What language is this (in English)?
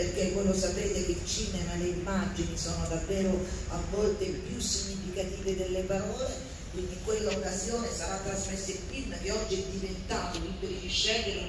Italian